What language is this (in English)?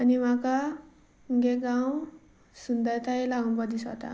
Konkani